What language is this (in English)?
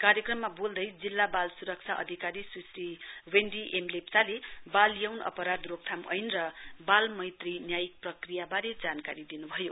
Nepali